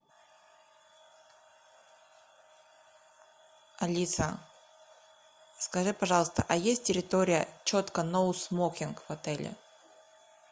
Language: Russian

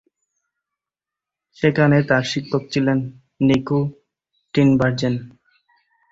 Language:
Bangla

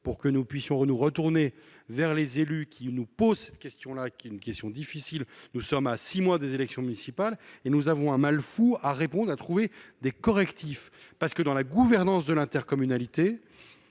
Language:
French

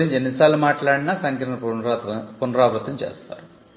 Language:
Telugu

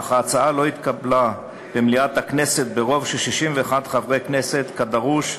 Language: Hebrew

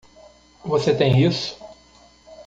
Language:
Portuguese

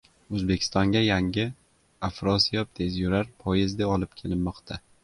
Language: Uzbek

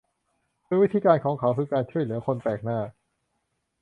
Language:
Thai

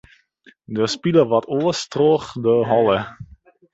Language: Western Frisian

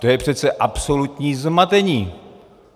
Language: Czech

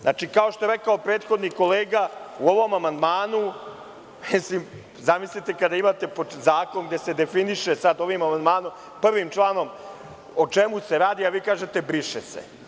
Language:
Serbian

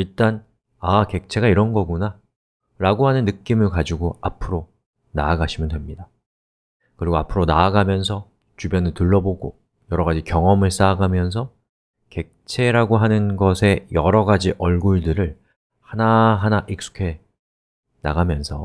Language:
Korean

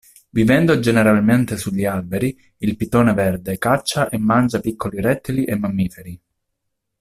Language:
Italian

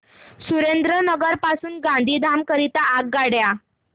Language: Marathi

